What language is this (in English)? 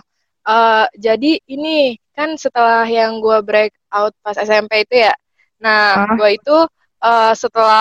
Indonesian